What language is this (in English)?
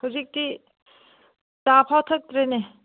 Manipuri